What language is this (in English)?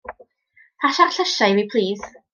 Welsh